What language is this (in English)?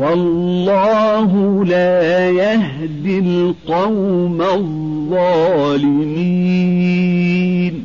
Arabic